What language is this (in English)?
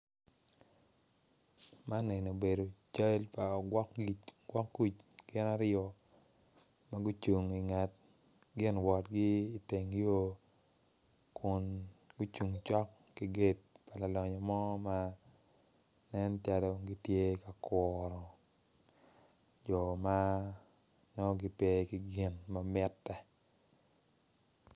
Acoli